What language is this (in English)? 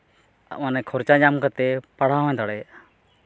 Santali